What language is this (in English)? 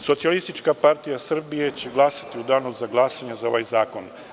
Serbian